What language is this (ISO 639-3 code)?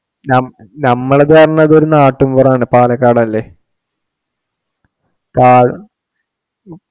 mal